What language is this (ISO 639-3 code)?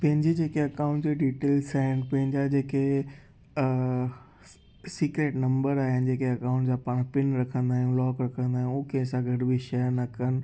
snd